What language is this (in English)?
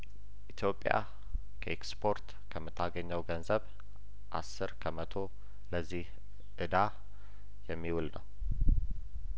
Amharic